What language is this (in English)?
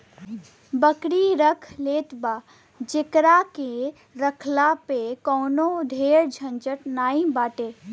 Bhojpuri